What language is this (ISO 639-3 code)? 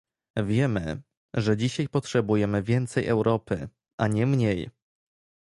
pol